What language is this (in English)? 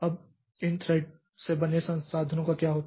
Hindi